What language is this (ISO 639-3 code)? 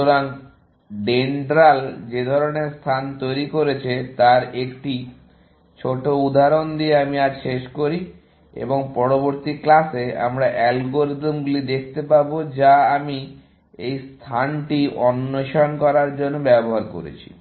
ben